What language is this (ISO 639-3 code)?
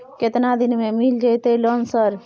mai